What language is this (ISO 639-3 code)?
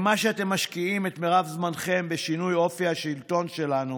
heb